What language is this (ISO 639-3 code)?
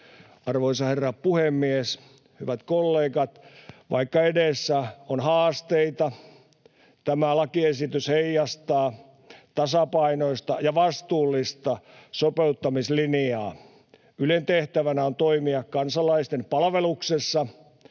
fin